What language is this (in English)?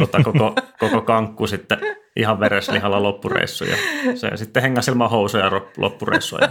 Finnish